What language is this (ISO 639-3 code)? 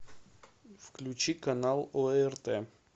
rus